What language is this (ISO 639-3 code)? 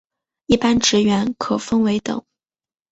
zho